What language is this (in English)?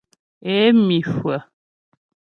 Ghomala